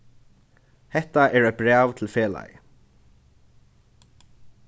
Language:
Faroese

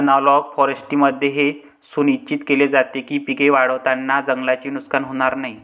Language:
Marathi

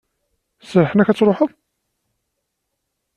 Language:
Kabyle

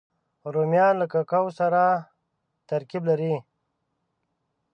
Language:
Pashto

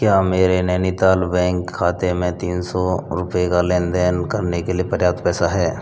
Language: Hindi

